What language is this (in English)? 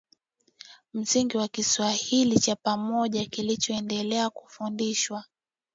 Swahili